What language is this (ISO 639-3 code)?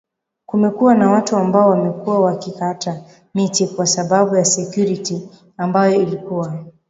swa